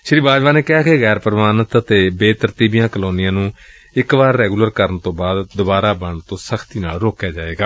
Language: Punjabi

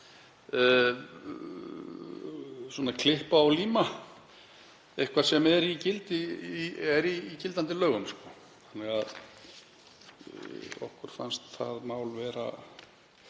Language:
Icelandic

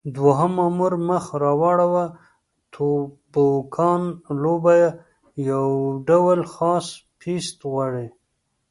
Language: Pashto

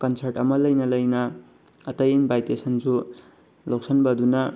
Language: Manipuri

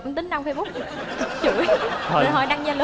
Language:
Vietnamese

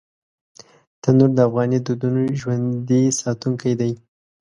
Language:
Pashto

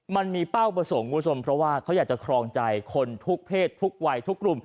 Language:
Thai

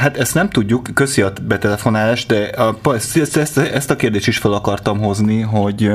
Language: Hungarian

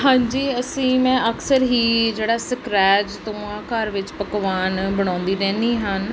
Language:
Punjabi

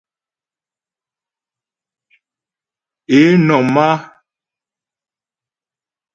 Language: Ghomala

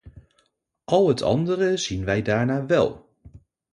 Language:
Dutch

